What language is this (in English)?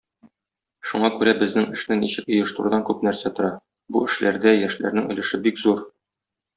Tatar